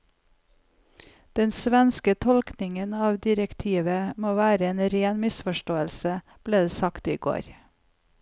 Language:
Norwegian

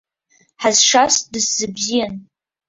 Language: Abkhazian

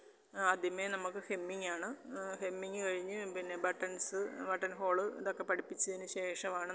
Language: Malayalam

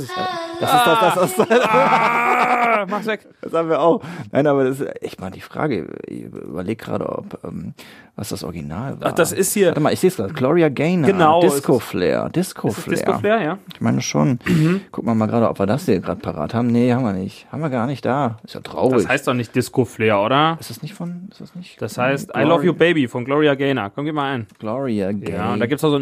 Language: German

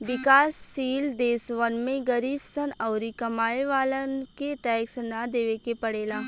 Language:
Bhojpuri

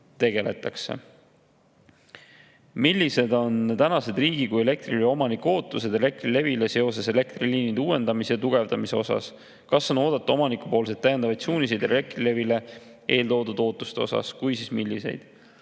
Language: Estonian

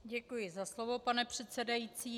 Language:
Czech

